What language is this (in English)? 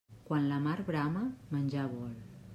Catalan